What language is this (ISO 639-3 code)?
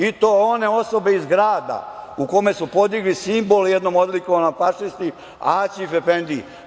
srp